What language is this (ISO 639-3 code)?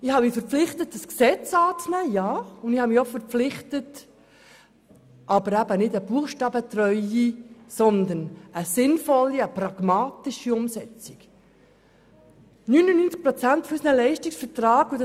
gsw